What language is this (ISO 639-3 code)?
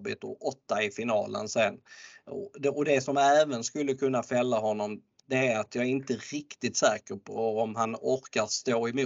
swe